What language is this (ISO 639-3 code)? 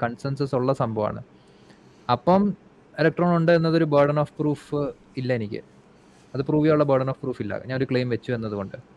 mal